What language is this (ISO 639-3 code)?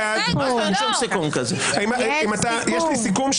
heb